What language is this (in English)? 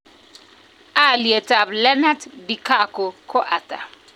Kalenjin